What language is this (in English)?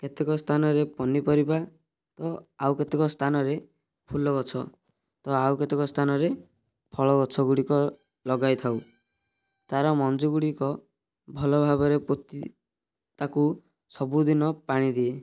Odia